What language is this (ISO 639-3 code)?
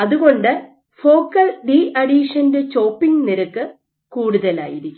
mal